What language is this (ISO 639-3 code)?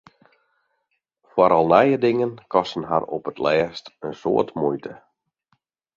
fry